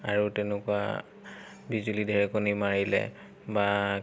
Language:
Assamese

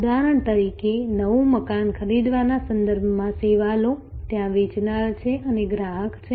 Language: Gujarati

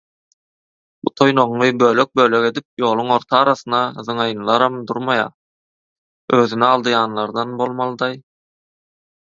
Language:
Turkmen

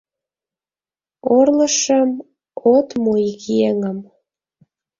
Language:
Mari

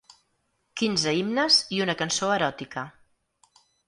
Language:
Catalan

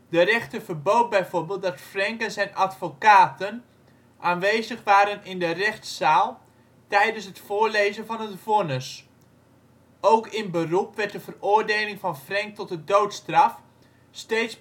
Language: Dutch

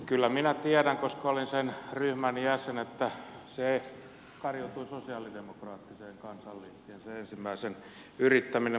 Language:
Finnish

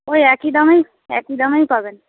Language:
Bangla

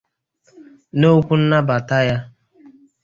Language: Igbo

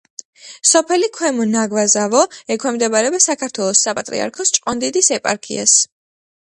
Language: Georgian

